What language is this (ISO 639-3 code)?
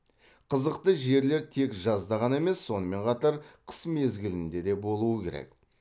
kaz